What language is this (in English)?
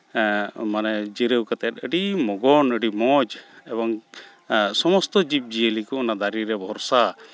Santali